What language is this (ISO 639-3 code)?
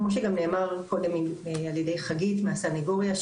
heb